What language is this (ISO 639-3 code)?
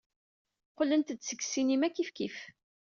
kab